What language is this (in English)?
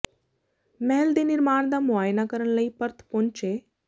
Punjabi